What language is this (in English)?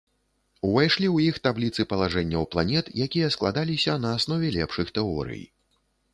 Belarusian